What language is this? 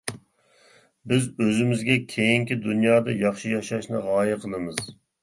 Uyghur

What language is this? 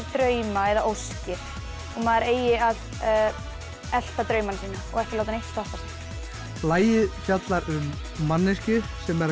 Icelandic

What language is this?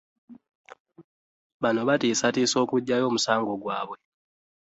Ganda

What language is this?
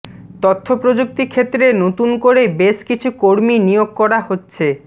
Bangla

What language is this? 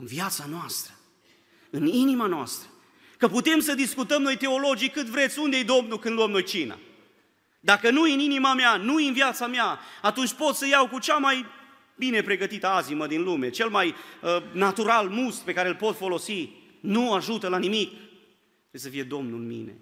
Romanian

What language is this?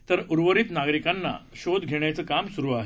Marathi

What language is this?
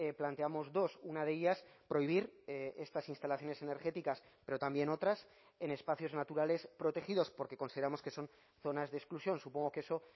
Spanish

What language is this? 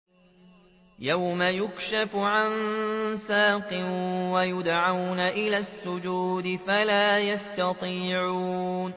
Arabic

